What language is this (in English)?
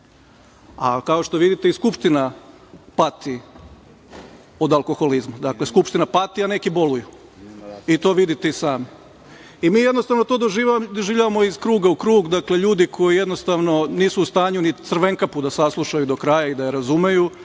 Serbian